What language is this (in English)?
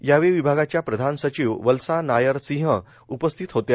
Marathi